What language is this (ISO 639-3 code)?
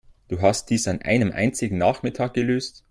deu